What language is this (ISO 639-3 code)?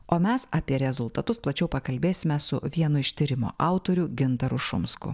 lit